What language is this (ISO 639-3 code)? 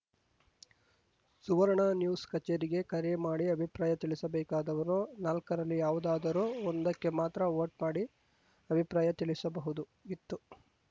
kan